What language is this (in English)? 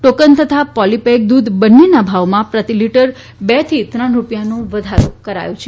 Gujarati